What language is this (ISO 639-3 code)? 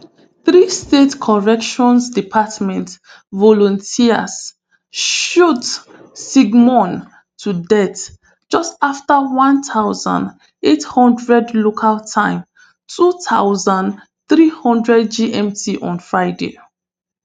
pcm